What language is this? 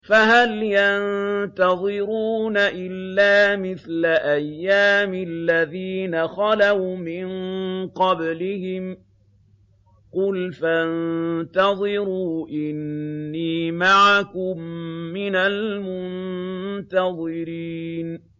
Arabic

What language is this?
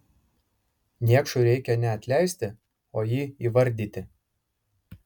Lithuanian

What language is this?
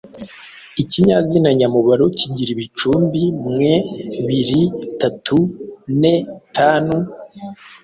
Kinyarwanda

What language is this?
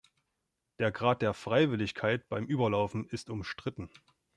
German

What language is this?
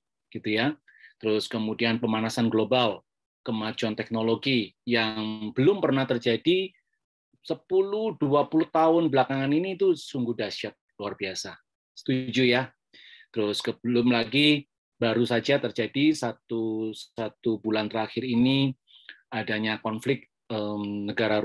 Indonesian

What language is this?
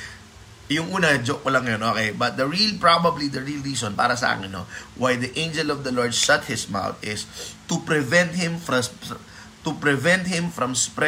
Filipino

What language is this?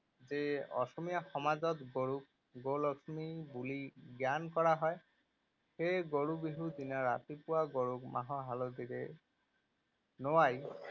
Assamese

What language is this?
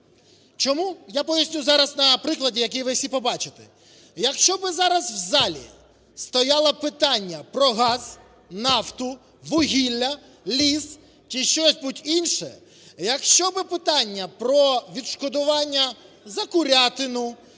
Ukrainian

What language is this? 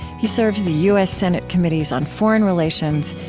English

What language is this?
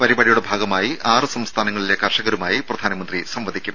Malayalam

